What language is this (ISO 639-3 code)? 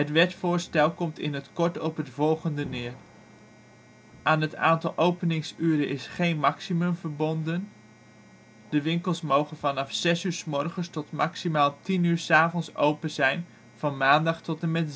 nld